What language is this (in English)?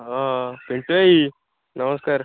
Odia